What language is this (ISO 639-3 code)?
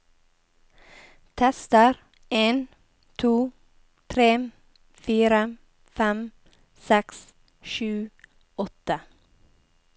nor